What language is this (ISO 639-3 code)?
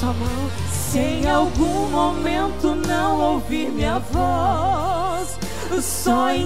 por